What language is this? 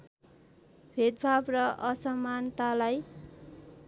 Nepali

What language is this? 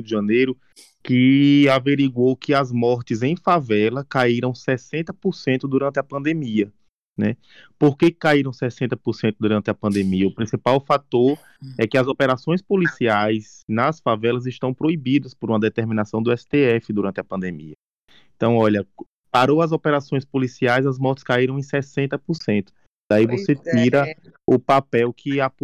Portuguese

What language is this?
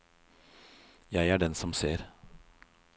Norwegian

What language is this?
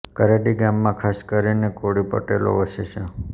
Gujarati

